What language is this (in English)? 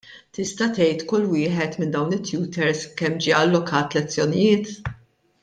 Maltese